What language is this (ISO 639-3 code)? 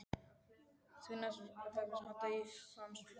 isl